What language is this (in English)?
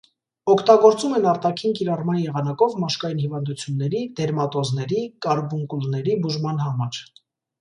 Armenian